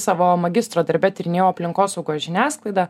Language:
Lithuanian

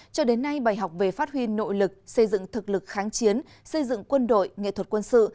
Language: Vietnamese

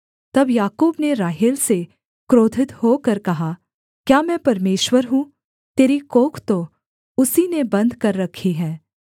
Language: Hindi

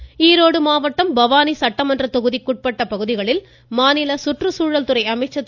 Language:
Tamil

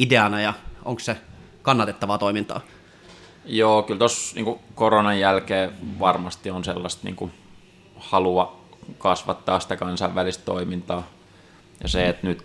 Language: Finnish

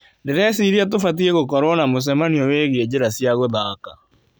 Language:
Kikuyu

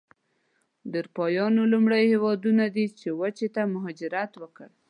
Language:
Pashto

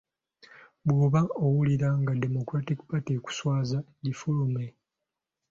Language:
Ganda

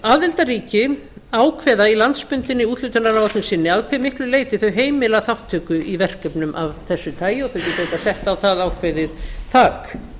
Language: Icelandic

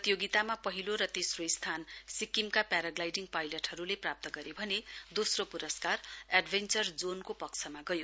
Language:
Nepali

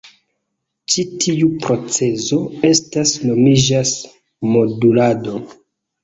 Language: Esperanto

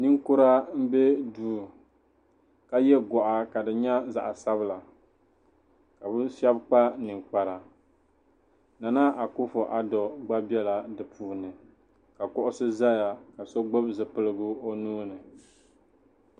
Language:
Dagbani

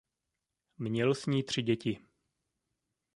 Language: Czech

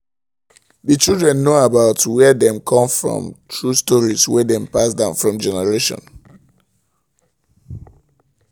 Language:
Nigerian Pidgin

